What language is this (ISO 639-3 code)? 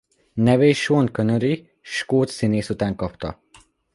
hun